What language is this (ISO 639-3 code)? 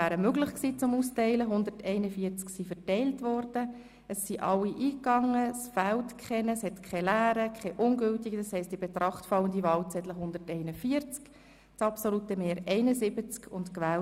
gsw